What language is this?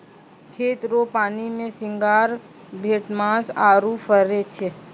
Maithili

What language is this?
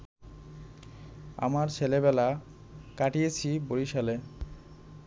Bangla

